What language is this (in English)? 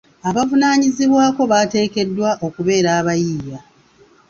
Ganda